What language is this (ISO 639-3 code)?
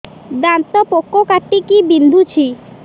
ori